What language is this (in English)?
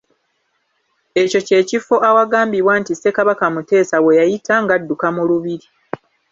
Ganda